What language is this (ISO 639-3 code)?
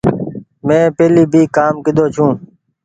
gig